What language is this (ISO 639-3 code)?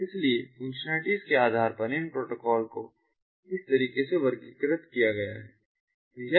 hin